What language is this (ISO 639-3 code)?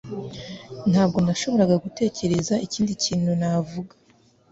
kin